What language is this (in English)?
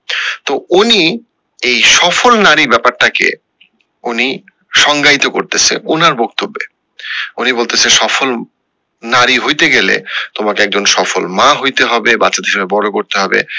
Bangla